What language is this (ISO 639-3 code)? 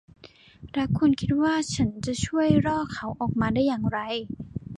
tha